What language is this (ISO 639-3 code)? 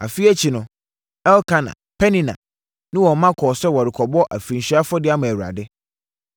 aka